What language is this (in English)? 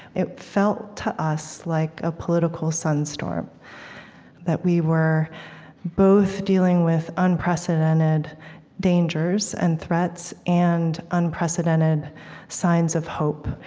English